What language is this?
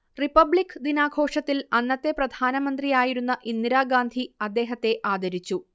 Malayalam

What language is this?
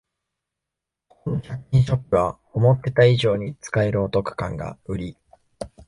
Japanese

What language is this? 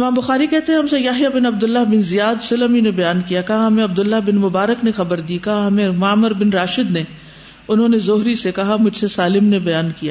Urdu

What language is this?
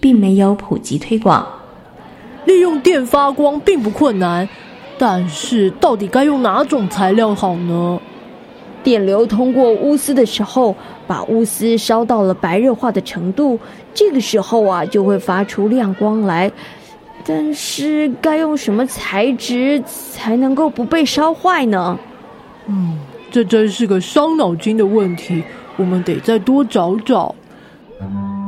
Chinese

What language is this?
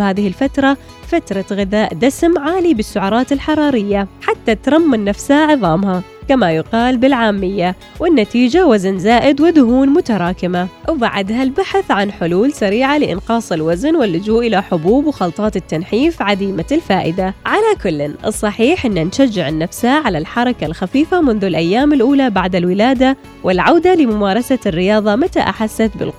Arabic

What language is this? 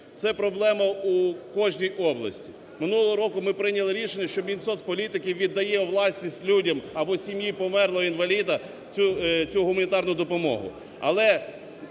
Ukrainian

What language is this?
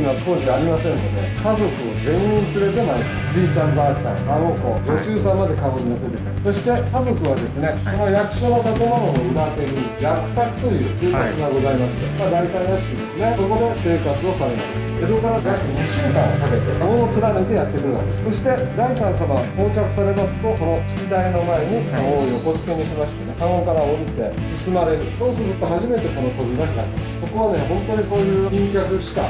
Japanese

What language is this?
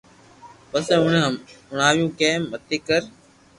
Loarki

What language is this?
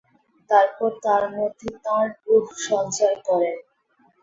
Bangla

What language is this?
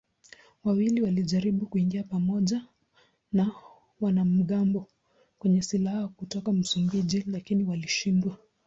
Swahili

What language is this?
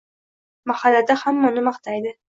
Uzbek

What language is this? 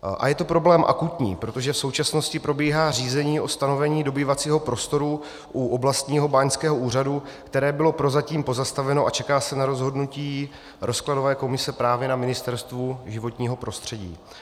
Czech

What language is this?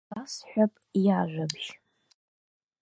Abkhazian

